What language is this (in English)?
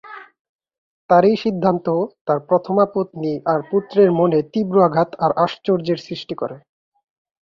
Bangla